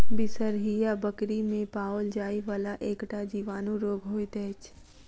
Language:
Maithili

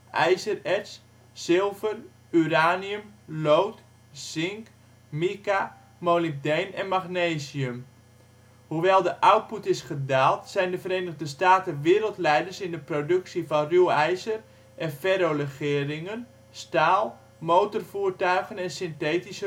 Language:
Dutch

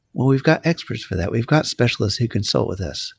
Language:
English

